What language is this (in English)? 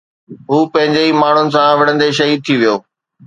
Sindhi